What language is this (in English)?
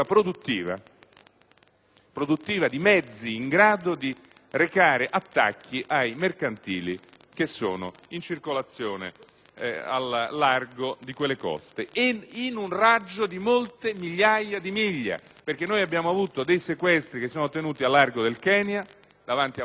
Italian